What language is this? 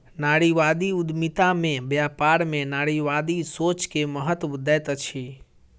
Maithili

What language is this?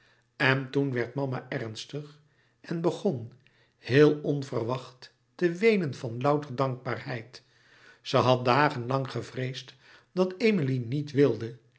Dutch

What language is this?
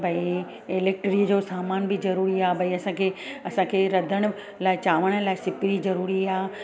Sindhi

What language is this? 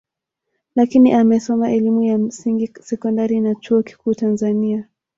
Swahili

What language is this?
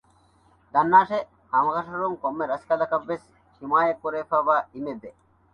Divehi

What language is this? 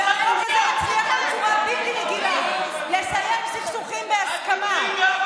Hebrew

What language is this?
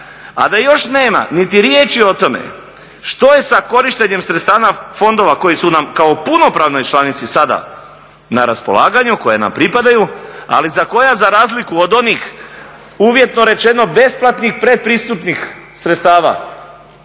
Croatian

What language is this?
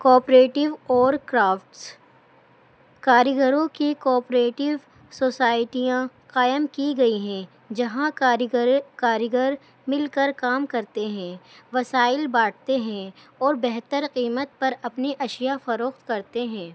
Urdu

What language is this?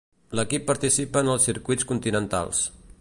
Catalan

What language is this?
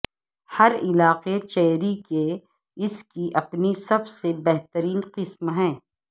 Urdu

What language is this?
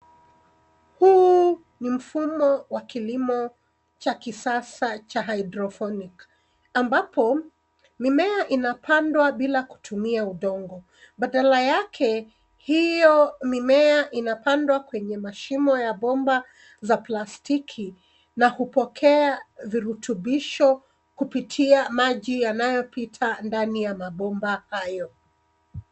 Swahili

